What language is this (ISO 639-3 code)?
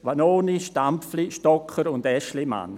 gsw